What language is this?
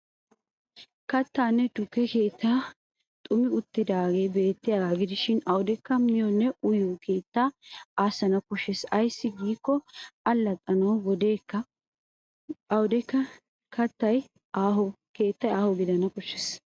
Wolaytta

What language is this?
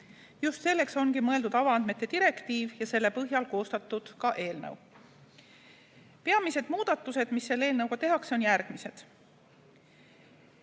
Estonian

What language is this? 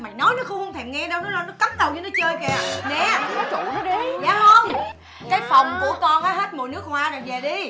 Vietnamese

